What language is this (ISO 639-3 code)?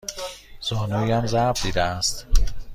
fas